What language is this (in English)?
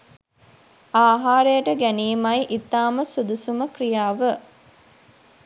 Sinhala